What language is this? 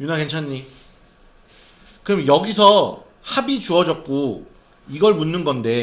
Korean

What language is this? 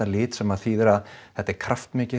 Icelandic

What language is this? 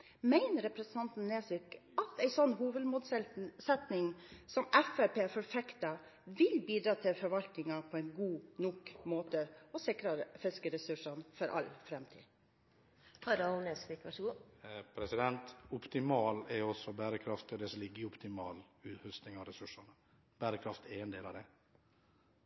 Norwegian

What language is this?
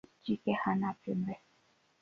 Swahili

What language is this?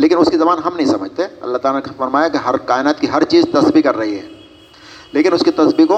Urdu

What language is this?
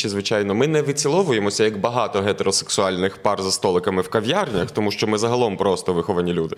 Ukrainian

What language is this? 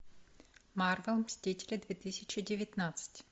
Russian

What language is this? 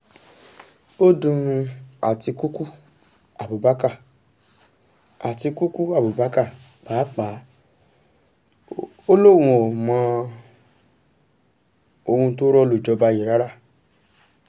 Yoruba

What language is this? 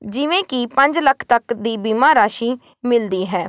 Punjabi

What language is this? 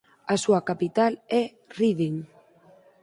Galician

